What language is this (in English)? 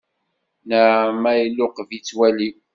Kabyle